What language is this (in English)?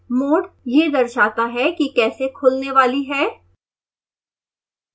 Hindi